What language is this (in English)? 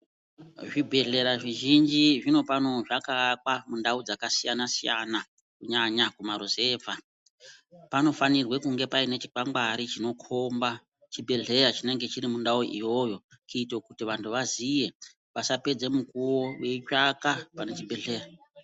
Ndau